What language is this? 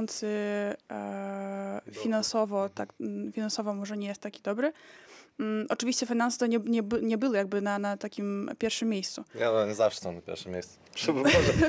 Polish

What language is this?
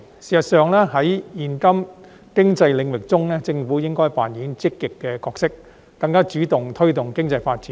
Cantonese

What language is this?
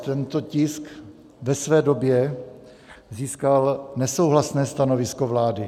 Czech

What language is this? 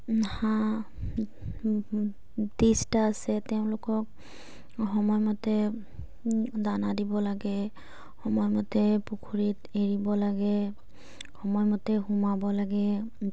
Assamese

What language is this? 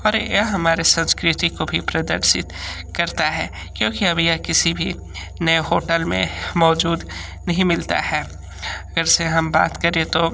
Hindi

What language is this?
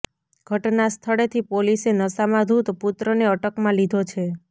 Gujarati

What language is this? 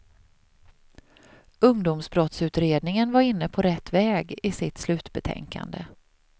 Swedish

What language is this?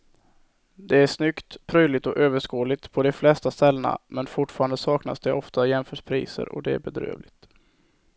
Swedish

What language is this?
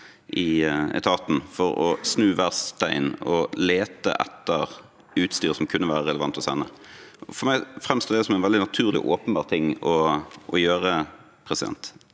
Norwegian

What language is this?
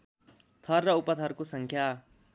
Nepali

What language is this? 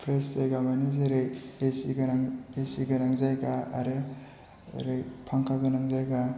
Bodo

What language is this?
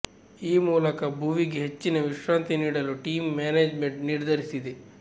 Kannada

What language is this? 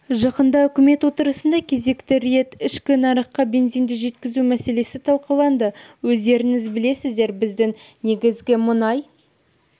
Kazakh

